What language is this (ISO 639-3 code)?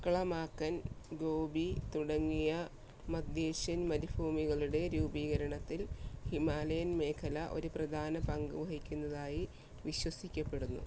mal